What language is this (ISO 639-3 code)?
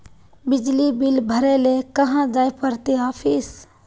mag